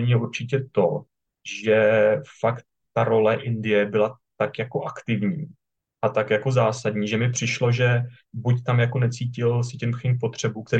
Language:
Czech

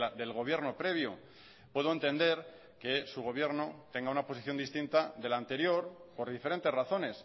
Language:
Spanish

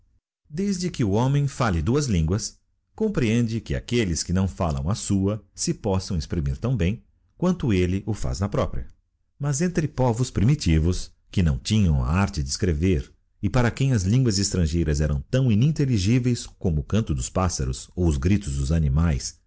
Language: Portuguese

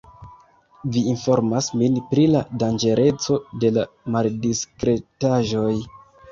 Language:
Esperanto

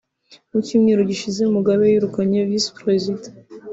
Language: Kinyarwanda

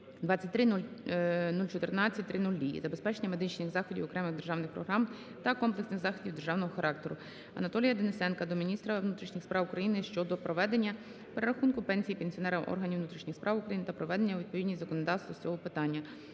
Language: Ukrainian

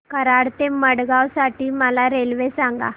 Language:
Marathi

